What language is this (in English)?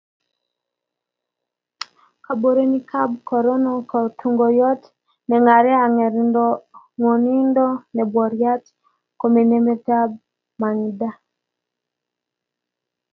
Kalenjin